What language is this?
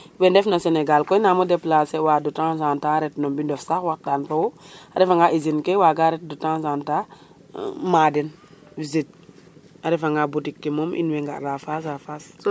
Serer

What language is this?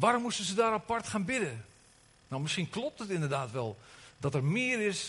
Dutch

